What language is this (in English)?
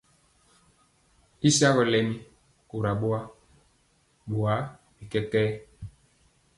Mpiemo